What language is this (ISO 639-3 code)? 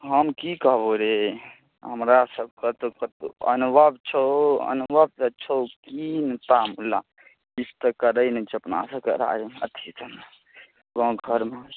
mai